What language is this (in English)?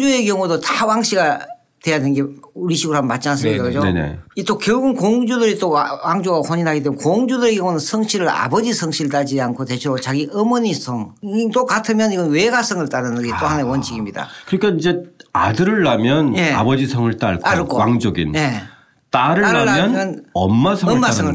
Korean